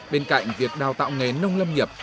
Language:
Vietnamese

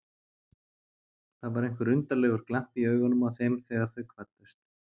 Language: Icelandic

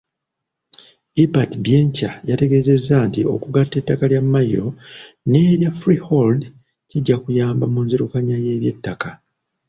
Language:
Ganda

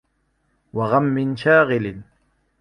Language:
Arabic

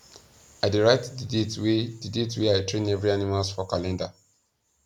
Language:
Nigerian Pidgin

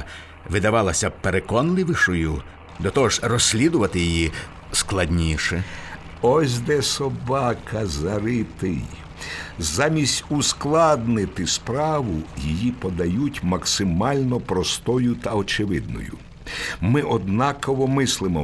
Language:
Ukrainian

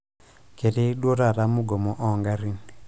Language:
Masai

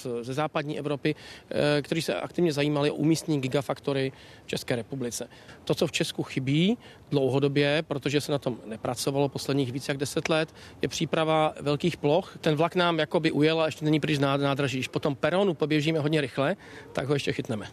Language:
Czech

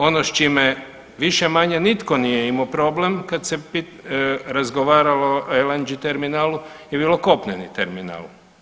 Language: Croatian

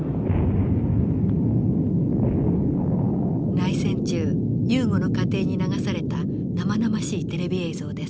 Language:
Japanese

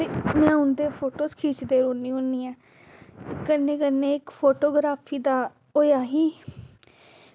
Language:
Dogri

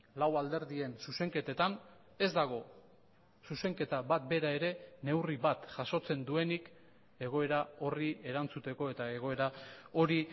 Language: Basque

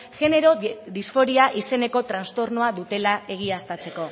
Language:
Basque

